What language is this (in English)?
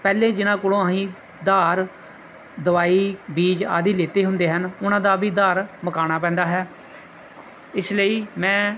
Punjabi